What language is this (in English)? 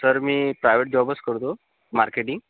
Marathi